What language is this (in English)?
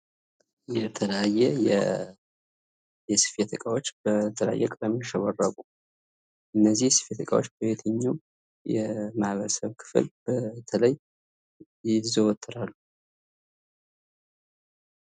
Amharic